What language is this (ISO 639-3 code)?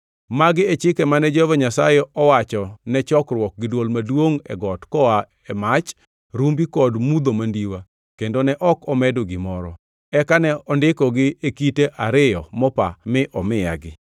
luo